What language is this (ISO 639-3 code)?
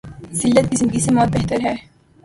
urd